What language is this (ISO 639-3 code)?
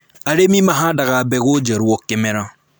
kik